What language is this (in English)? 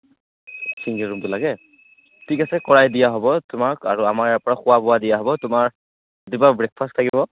Assamese